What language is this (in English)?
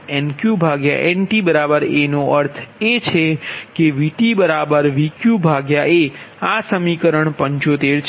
Gujarati